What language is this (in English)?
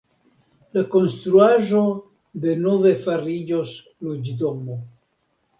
Esperanto